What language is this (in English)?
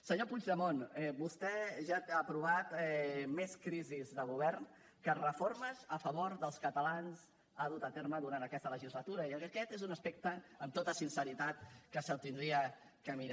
Catalan